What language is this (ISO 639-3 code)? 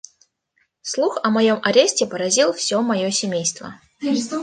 rus